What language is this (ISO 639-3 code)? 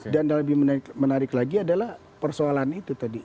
ind